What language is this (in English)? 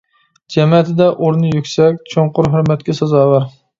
Uyghur